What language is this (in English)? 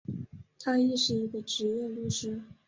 Chinese